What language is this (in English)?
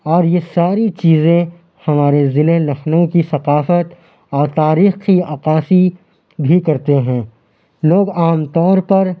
Urdu